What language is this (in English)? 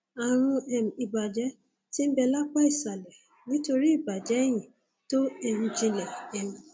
Yoruba